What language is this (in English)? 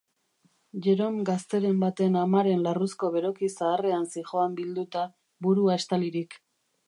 Basque